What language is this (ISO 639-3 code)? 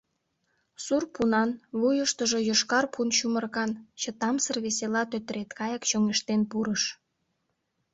chm